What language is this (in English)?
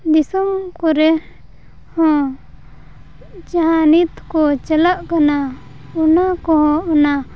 Santali